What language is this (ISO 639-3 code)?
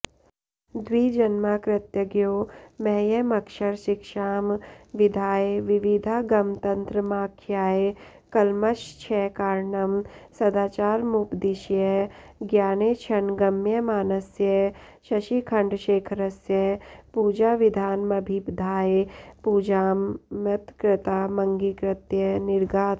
san